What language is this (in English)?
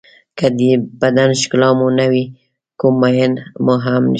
Pashto